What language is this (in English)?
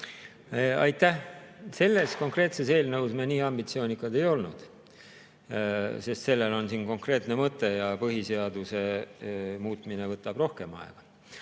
Estonian